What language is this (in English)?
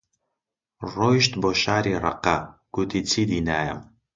Central Kurdish